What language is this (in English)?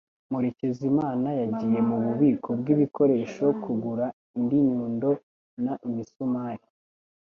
Kinyarwanda